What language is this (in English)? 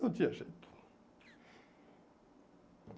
Portuguese